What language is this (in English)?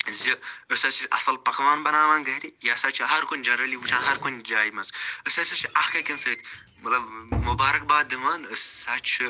Kashmiri